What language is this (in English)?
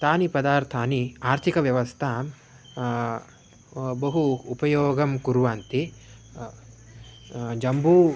Sanskrit